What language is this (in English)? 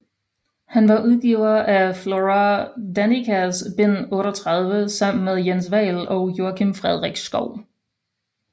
Danish